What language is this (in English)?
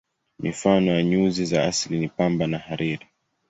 Swahili